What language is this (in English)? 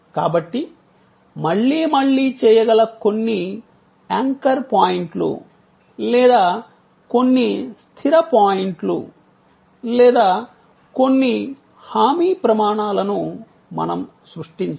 Telugu